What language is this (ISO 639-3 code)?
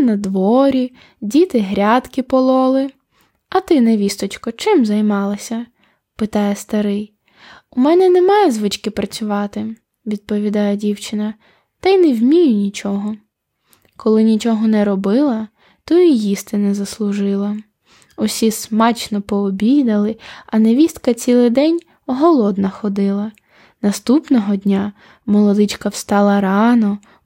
ukr